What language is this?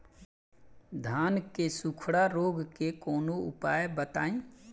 Bhojpuri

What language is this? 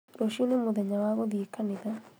Kikuyu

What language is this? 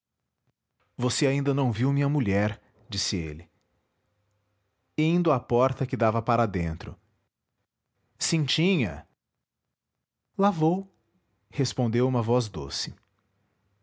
Portuguese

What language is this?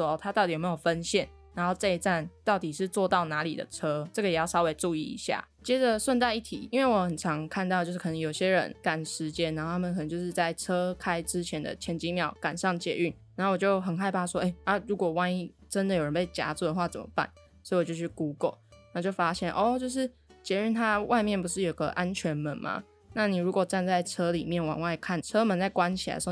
Chinese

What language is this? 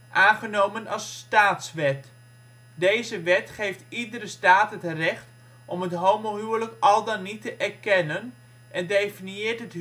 Dutch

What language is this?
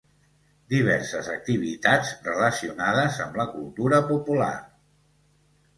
Catalan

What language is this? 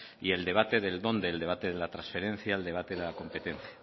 Spanish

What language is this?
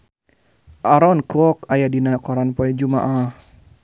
Sundanese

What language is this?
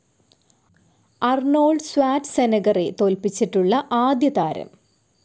Malayalam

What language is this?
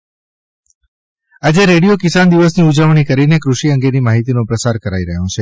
Gujarati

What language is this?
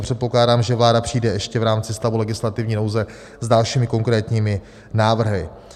Czech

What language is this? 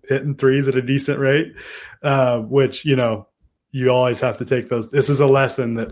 English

